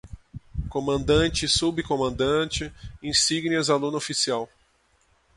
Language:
Portuguese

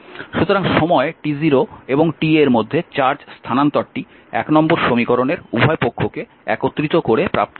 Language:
Bangla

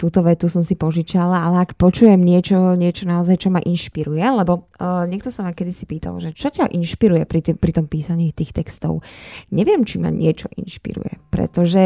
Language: Slovak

